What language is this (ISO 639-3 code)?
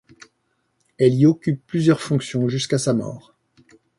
fra